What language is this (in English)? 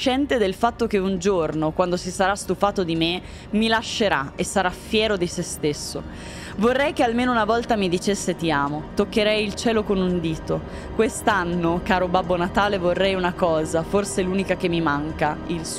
Italian